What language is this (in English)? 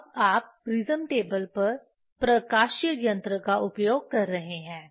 Hindi